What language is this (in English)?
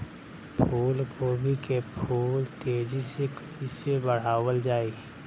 Bhojpuri